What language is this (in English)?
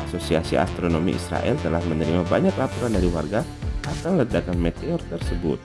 Indonesian